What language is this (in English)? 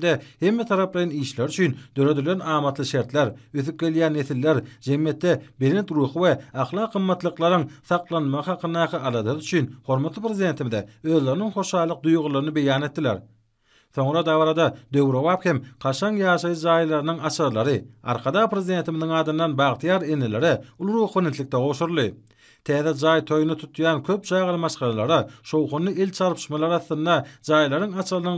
Turkish